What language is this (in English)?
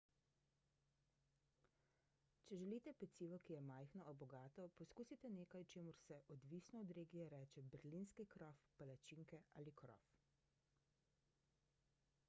Slovenian